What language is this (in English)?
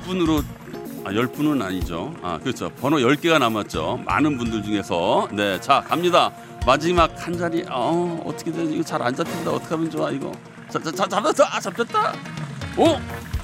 Korean